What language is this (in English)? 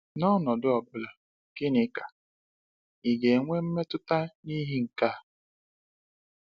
Igbo